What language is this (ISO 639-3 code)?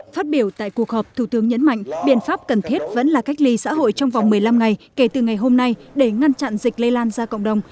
vie